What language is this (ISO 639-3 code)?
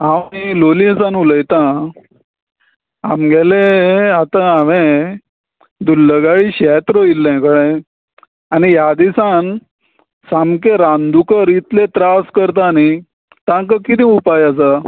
kok